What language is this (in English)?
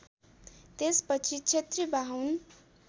Nepali